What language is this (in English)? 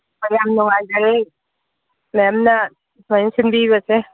Manipuri